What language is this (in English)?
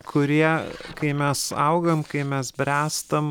Lithuanian